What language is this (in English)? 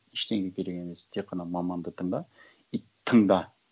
Kazakh